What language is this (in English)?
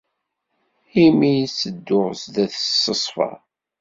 Kabyle